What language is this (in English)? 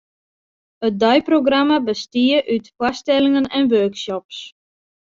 Western Frisian